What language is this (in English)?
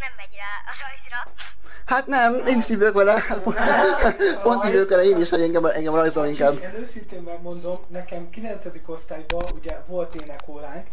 Hungarian